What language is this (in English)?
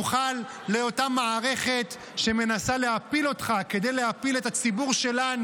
Hebrew